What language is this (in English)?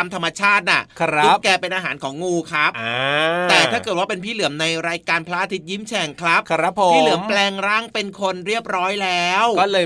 Thai